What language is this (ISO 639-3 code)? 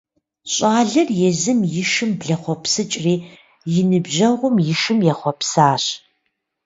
kbd